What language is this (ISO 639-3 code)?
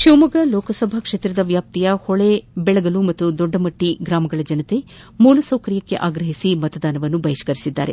kan